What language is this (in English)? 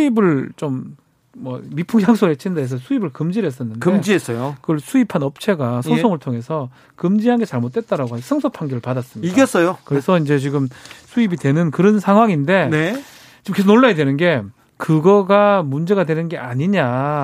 Korean